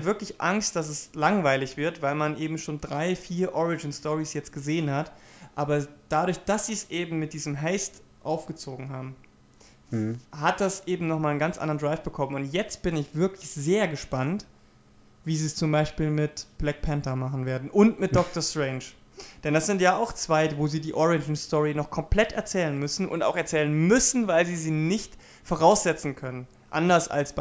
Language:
German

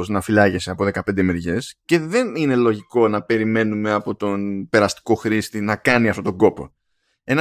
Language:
Greek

